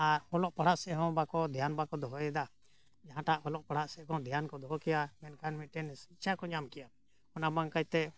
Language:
Santali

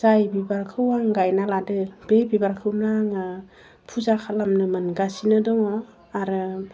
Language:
Bodo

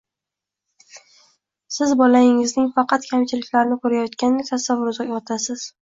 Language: Uzbek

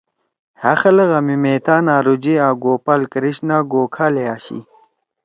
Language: Torwali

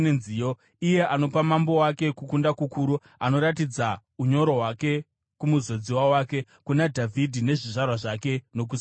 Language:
Shona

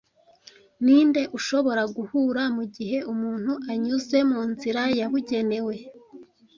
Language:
Kinyarwanda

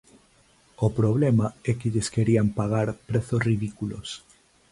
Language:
Galician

